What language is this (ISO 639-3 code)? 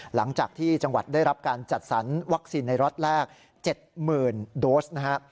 tha